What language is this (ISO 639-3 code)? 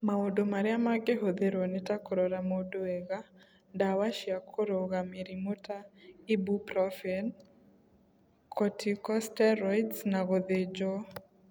kik